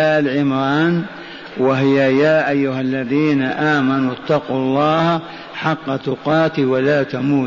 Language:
Arabic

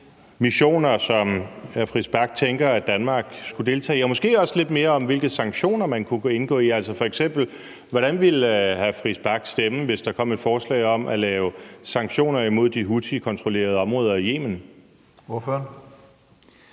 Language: Danish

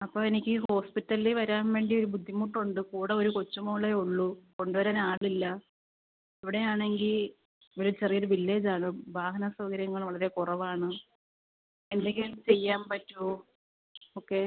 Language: Malayalam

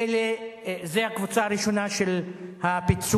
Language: Hebrew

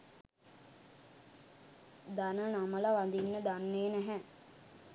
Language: Sinhala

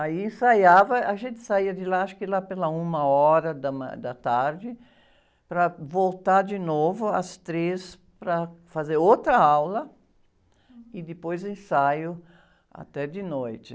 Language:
Portuguese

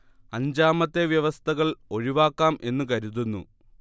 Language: Malayalam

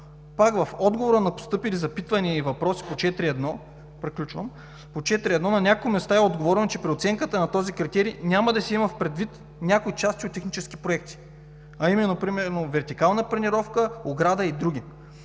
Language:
Bulgarian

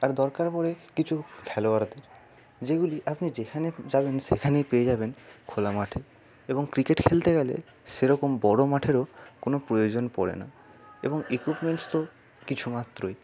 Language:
Bangla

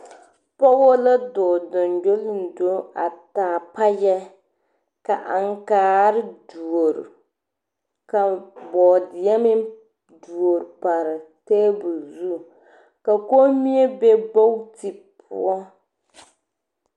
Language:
Southern Dagaare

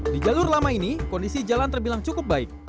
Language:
Indonesian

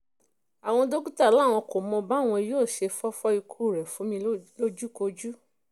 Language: Yoruba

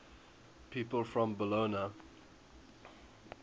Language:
English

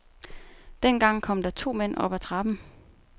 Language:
Danish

